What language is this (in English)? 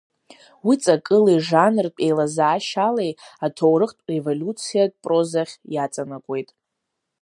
Abkhazian